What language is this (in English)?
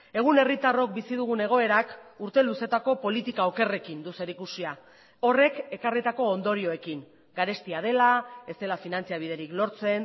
Basque